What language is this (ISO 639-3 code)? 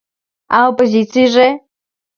chm